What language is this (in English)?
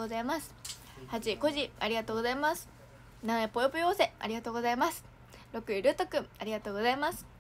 Japanese